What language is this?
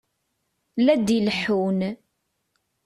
Kabyle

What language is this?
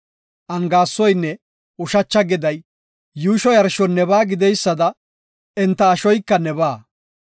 Gofa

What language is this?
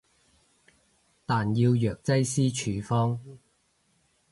Cantonese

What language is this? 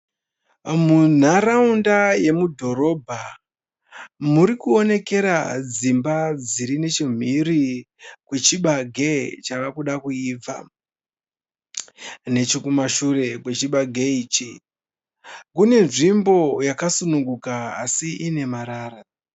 Shona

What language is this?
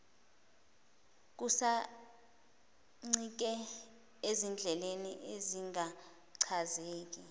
Zulu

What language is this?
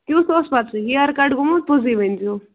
Kashmiri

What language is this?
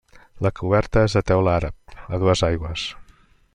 Catalan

